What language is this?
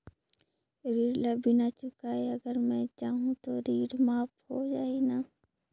Chhattisgarhi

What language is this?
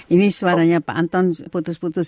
Indonesian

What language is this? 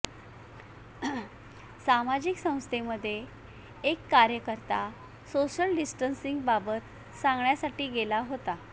Marathi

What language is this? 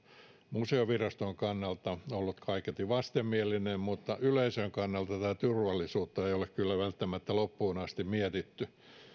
Finnish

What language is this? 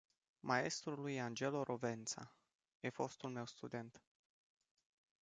Romanian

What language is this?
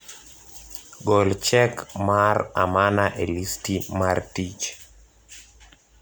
Luo (Kenya and Tanzania)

